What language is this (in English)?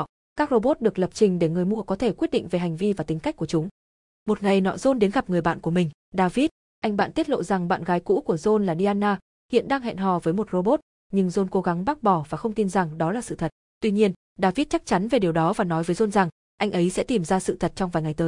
Vietnamese